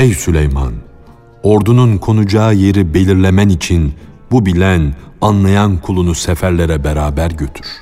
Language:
Turkish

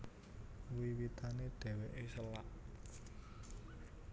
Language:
Javanese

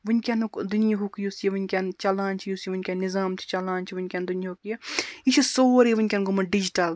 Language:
Kashmiri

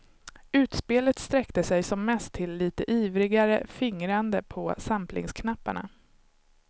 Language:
Swedish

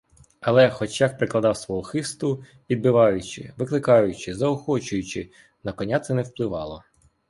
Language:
Ukrainian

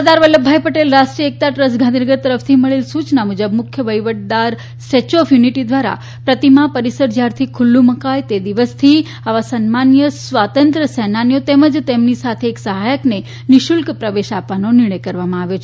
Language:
Gujarati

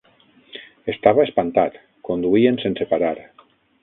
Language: Catalan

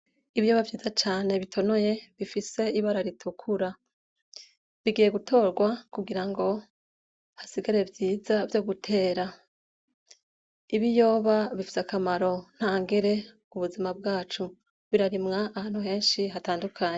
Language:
Rundi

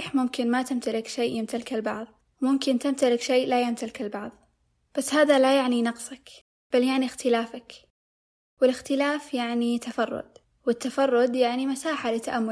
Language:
Arabic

